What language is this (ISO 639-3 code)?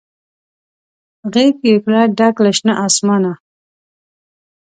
pus